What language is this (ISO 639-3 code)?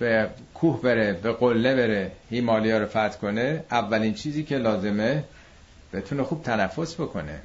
fas